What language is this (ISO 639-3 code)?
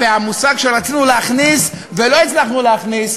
heb